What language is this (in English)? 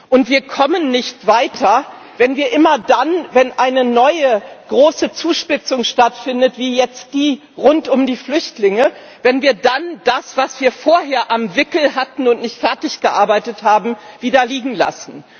German